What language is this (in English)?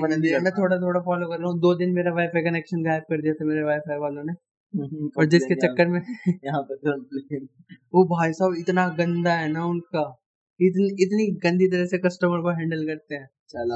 Hindi